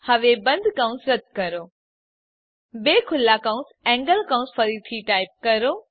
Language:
Gujarati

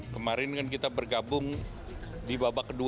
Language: Indonesian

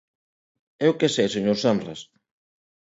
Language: Galician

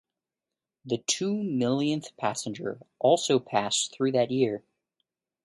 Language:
English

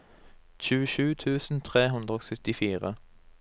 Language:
Norwegian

